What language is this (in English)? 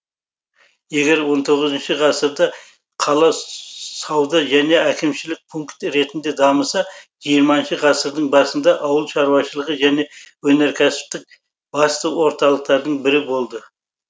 Kazakh